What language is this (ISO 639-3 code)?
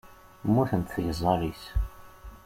kab